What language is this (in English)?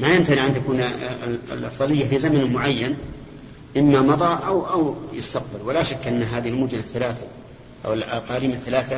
Arabic